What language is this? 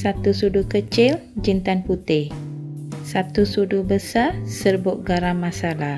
Malay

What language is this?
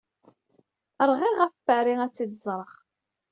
Kabyle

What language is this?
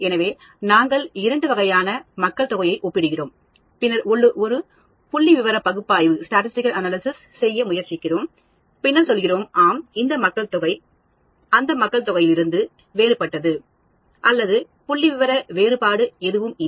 Tamil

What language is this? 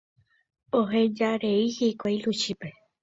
Guarani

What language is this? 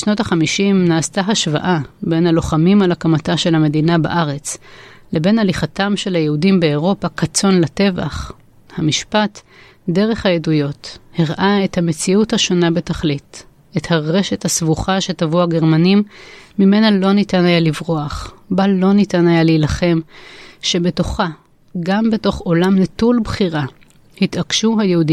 Hebrew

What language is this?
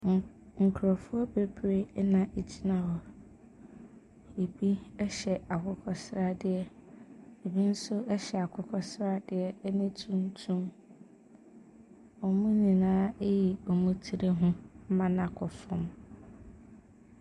Akan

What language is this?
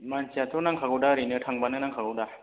Bodo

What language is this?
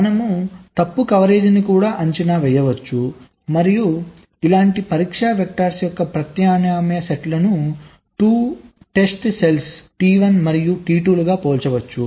Telugu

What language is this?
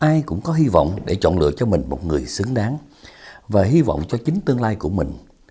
Vietnamese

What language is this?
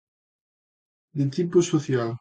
Galician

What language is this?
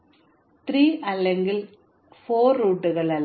Malayalam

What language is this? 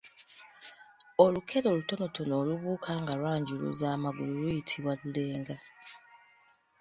Ganda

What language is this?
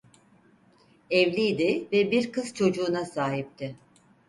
Turkish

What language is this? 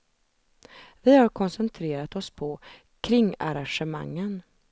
Swedish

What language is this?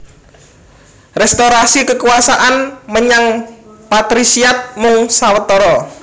Javanese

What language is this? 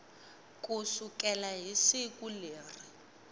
Tsonga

